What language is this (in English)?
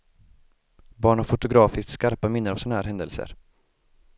Swedish